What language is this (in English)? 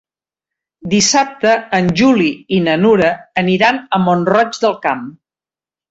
Catalan